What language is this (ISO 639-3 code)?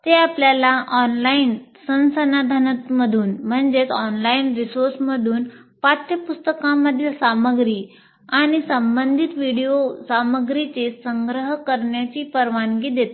mar